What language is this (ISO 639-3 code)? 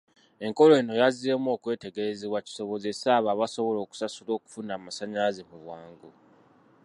lug